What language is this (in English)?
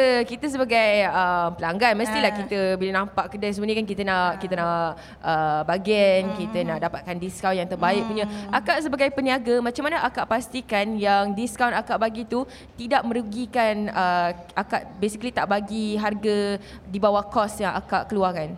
Malay